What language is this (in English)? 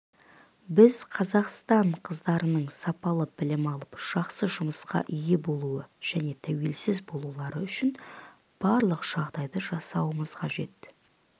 Kazakh